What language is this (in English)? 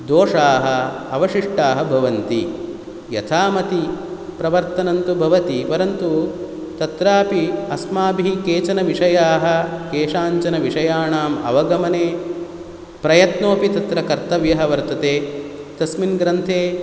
Sanskrit